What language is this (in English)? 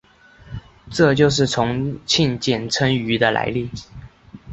Chinese